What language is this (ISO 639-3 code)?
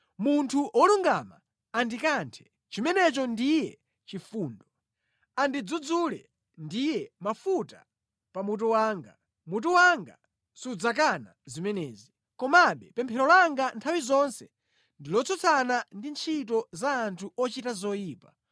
nya